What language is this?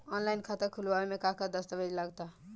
Bhojpuri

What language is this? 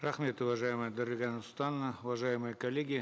Kazakh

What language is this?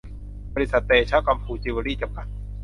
Thai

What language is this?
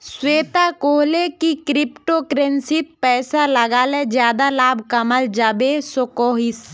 Magahi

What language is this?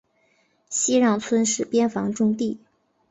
Chinese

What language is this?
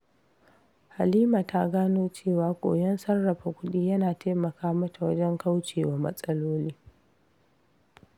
Hausa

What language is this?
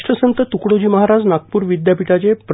Marathi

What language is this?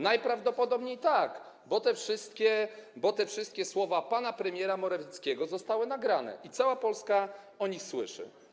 Polish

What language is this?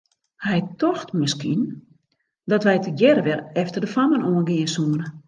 Western Frisian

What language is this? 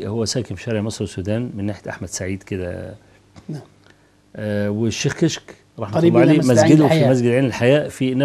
Arabic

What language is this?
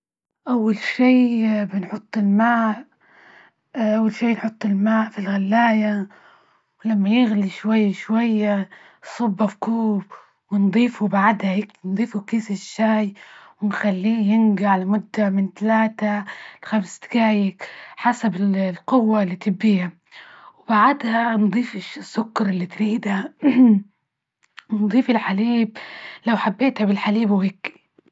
Libyan Arabic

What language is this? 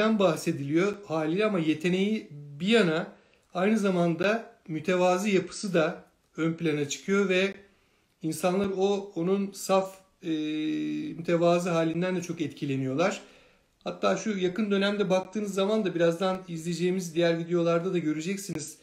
Turkish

